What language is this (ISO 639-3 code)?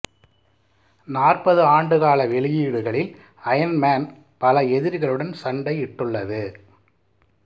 tam